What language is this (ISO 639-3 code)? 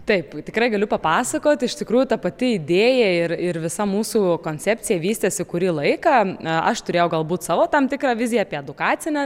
lit